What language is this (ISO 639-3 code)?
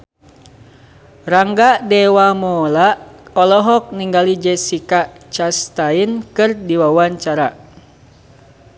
sun